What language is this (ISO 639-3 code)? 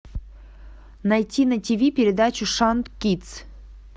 rus